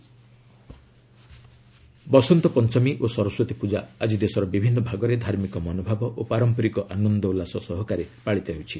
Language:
Odia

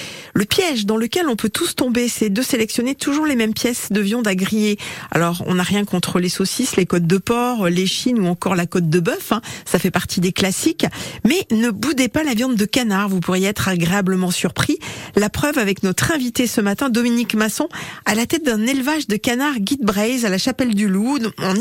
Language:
French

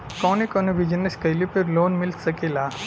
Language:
Bhojpuri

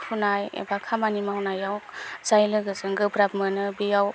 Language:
Bodo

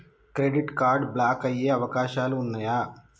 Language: Telugu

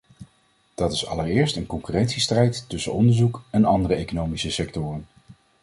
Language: Dutch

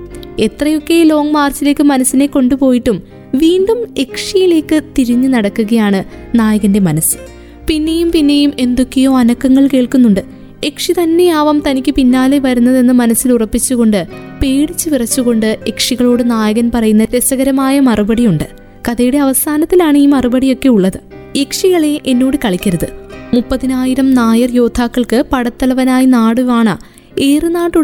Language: Malayalam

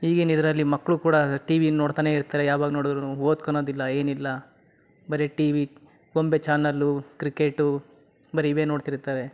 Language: Kannada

